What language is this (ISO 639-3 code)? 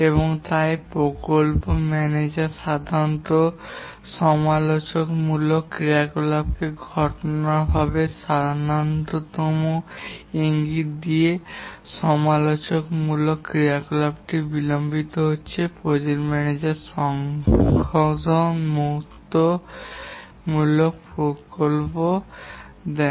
ben